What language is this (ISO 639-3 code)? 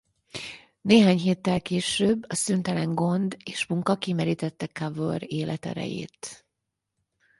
hun